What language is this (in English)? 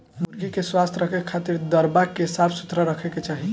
Bhojpuri